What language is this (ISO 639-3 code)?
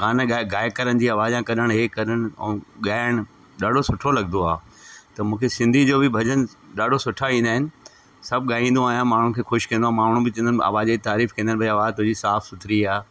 snd